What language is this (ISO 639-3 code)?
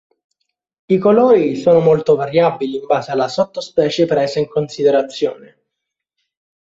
ita